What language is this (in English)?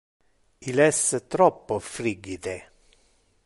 Interlingua